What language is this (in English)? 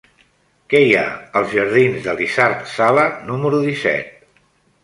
Catalan